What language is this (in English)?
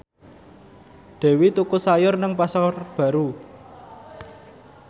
Javanese